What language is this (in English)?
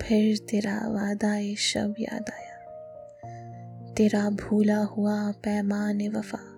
Hindi